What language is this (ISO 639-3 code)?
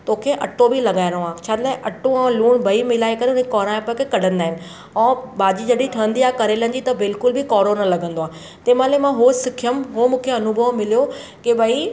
snd